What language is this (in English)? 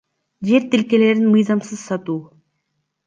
Kyrgyz